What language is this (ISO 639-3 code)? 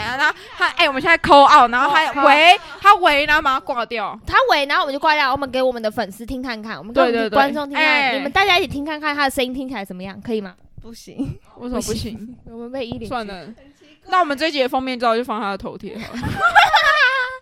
zho